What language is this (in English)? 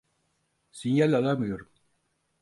Turkish